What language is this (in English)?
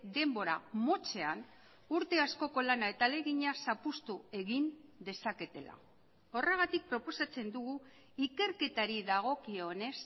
Basque